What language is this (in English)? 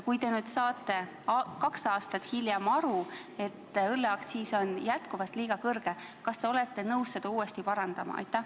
Estonian